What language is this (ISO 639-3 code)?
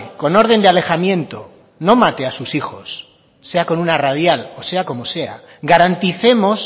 spa